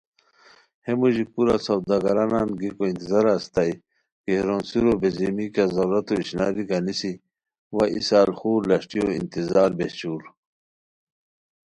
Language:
Khowar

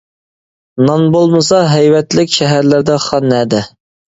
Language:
Uyghur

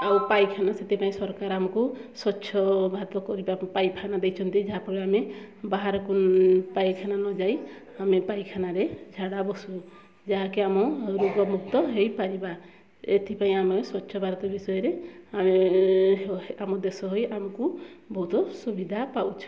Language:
Odia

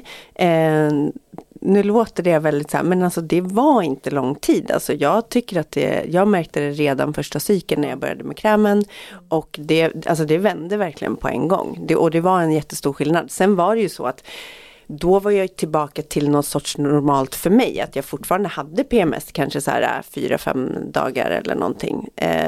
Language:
Swedish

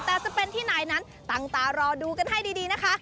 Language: Thai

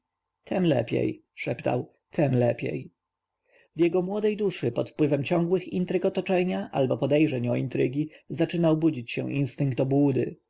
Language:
Polish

